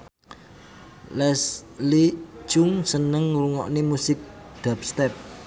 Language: Javanese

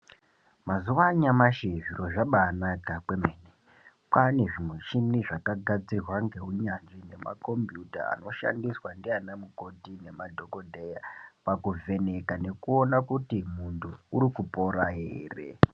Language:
Ndau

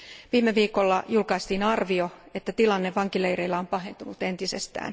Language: Finnish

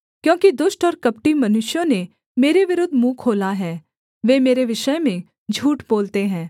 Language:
Hindi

